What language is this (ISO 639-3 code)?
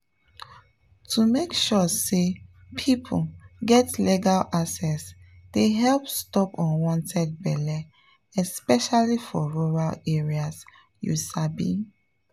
pcm